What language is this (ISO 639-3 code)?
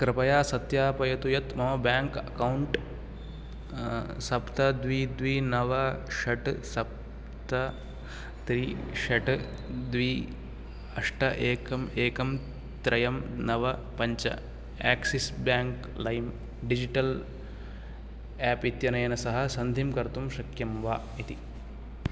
san